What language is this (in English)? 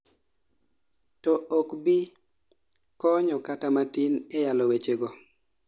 Luo (Kenya and Tanzania)